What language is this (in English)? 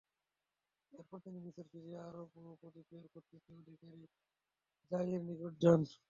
Bangla